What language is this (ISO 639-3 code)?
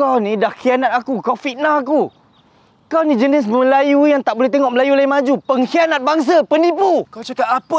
msa